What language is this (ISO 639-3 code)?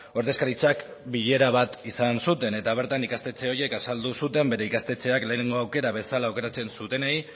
eus